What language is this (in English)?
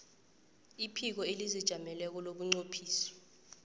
South Ndebele